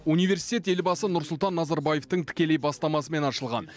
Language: Kazakh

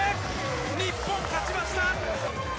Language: Japanese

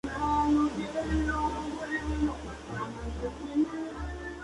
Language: Spanish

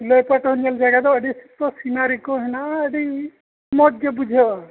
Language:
Santali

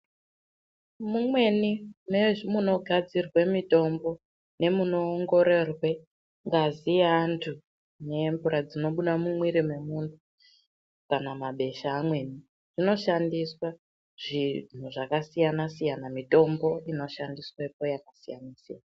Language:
Ndau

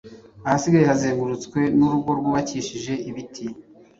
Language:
Kinyarwanda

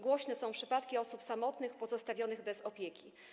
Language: Polish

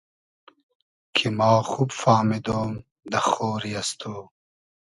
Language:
Hazaragi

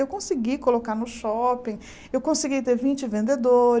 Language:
Portuguese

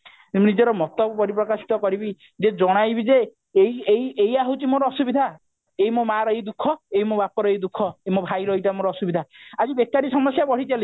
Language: Odia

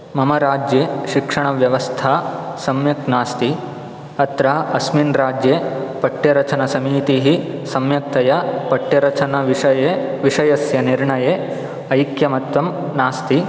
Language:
Sanskrit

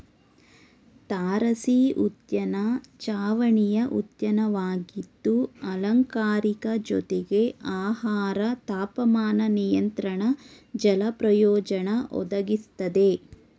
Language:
Kannada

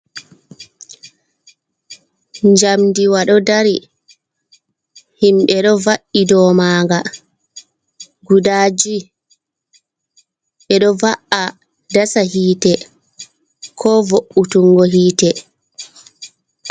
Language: Fula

